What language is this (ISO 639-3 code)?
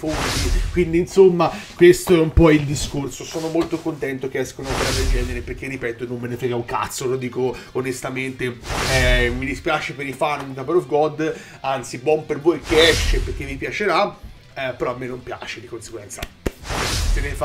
ita